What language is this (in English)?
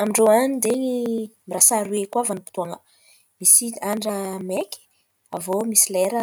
Antankarana Malagasy